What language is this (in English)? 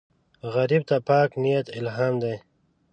Pashto